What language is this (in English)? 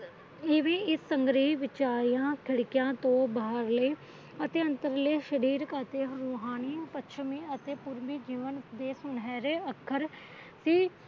Punjabi